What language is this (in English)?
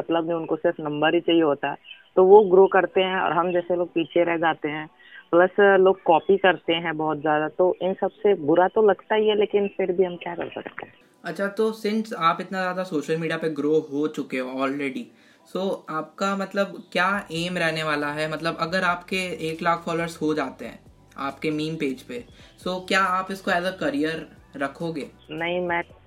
Hindi